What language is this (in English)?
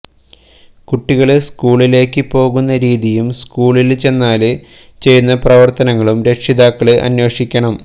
Malayalam